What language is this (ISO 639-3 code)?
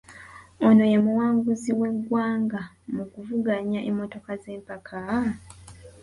lug